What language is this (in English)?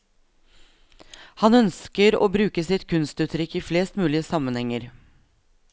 Norwegian